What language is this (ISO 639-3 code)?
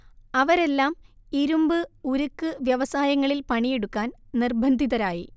mal